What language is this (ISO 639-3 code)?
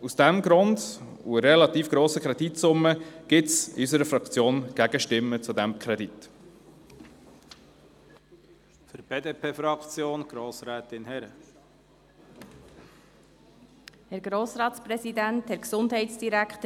gsw